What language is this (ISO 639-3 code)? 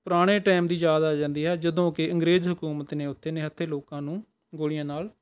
pan